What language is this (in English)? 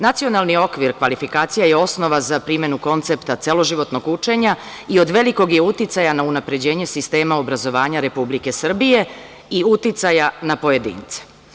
Serbian